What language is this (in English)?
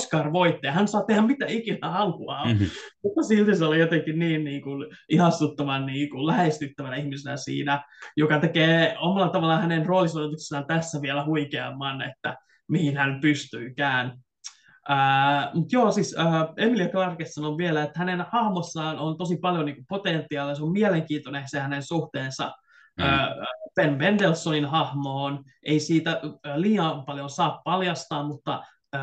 Finnish